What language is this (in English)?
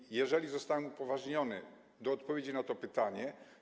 Polish